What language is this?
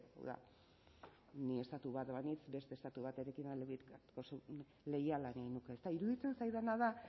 Basque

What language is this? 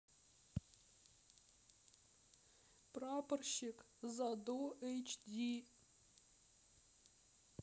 Russian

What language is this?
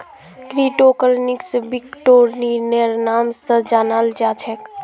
Magahi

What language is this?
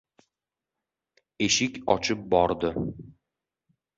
Uzbek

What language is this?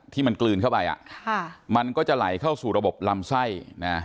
Thai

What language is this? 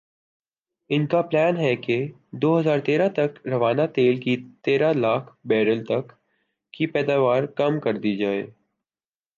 Urdu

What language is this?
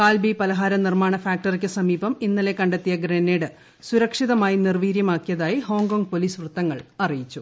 Malayalam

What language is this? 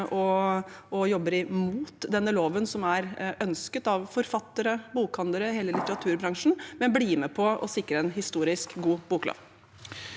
Norwegian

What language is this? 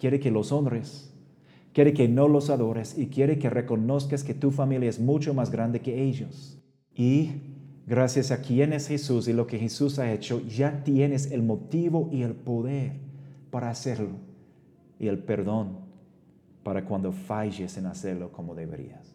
Spanish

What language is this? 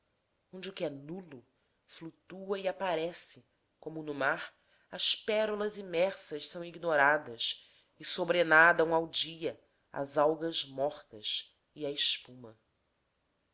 Portuguese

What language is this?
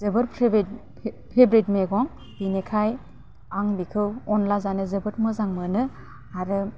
Bodo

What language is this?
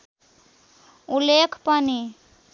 Nepali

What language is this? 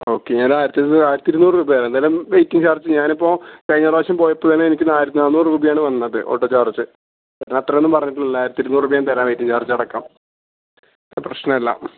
Malayalam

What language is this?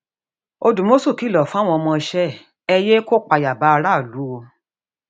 Yoruba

